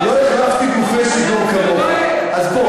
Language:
Hebrew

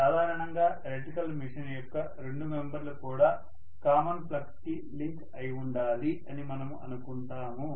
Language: Telugu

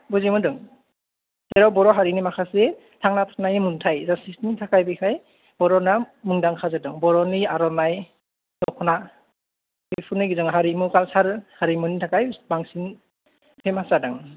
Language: Bodo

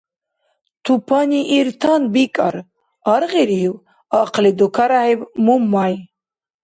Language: Dargwa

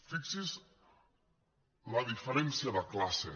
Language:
Catalan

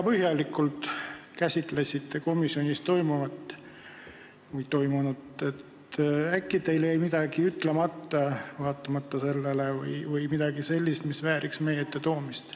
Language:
Estonian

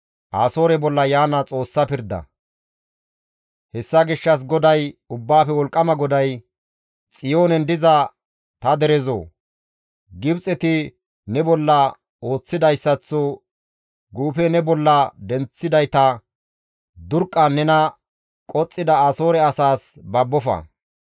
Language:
Gamo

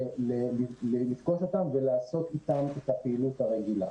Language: Hebrew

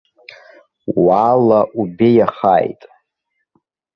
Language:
Abkhazian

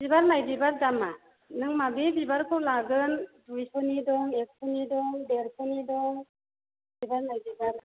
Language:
Bodo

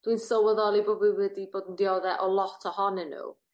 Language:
Welsh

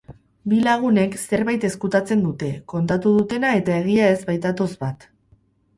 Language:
Basque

